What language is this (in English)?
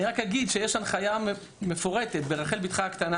Hebrew